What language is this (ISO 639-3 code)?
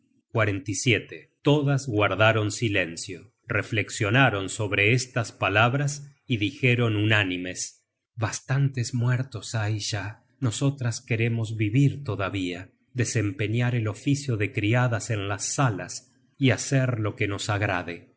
spa